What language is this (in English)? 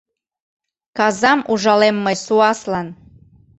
Mari